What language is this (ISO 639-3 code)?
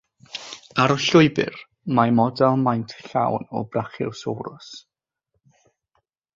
cym